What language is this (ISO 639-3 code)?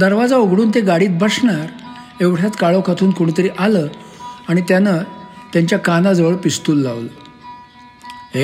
mar